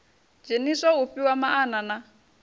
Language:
Venda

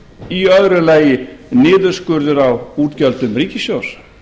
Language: Icelandic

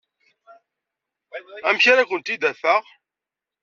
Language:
Kabyle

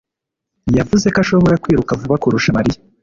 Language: Kinyarwanda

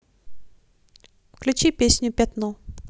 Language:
Russian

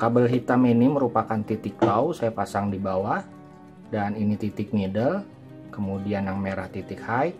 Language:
Indonesian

